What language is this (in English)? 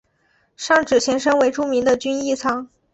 Chinese